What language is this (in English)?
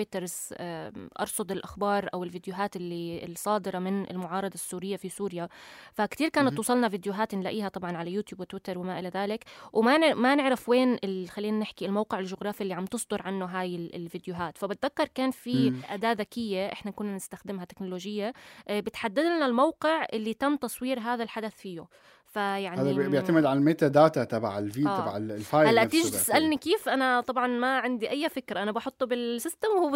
Arabic